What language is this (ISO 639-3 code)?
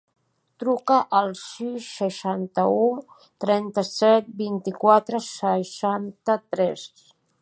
cat